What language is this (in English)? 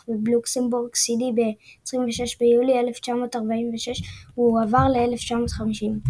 Hebrew